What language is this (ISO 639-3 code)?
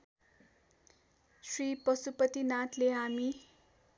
nep